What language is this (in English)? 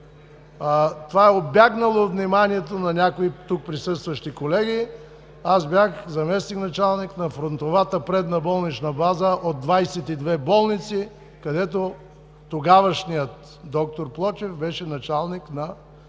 Bulgarian